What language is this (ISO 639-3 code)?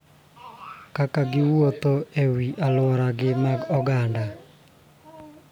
luo